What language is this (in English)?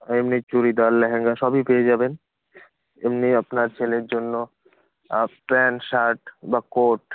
Bangla